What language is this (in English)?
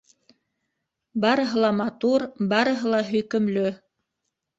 Bashkir